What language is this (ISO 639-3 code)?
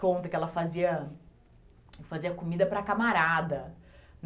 por